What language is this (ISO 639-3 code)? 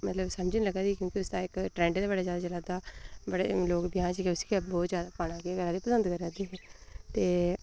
doi